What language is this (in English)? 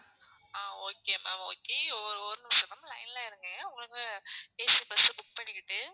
Tamil